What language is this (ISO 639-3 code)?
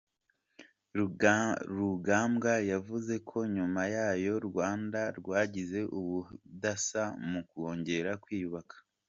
kin